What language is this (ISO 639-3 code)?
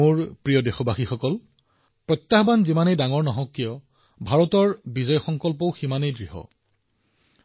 asm